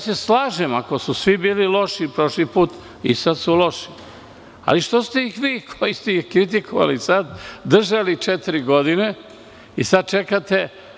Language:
Serbian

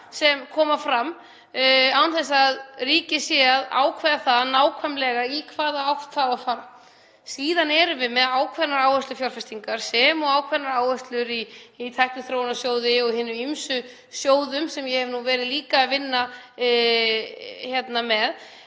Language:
Icelandic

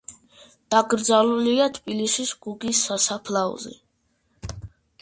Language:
Georgian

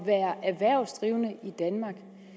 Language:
Danish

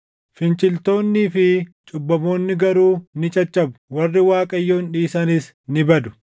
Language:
Oromo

